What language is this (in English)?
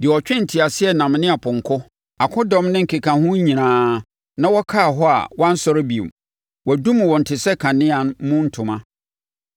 Akan